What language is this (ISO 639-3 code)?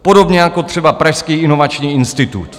ces